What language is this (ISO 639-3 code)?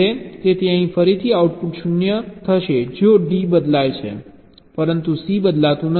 guj